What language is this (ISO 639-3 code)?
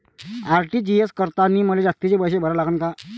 mar